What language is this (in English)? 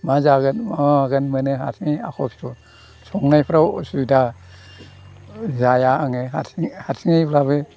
Bodo